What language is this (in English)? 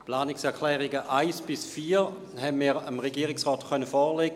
Swiss German